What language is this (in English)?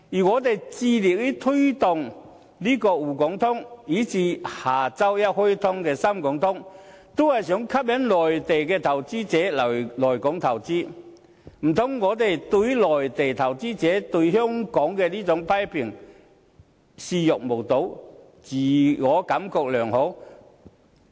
Cantonese